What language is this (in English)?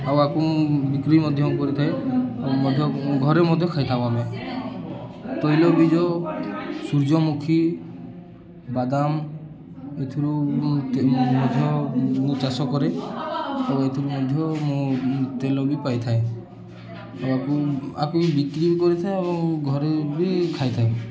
Odia